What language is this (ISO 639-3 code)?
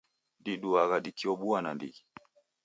dav